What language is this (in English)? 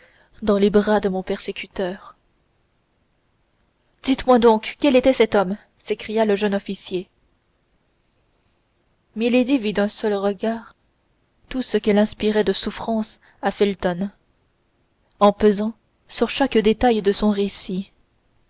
French